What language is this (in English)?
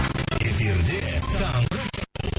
Kazakh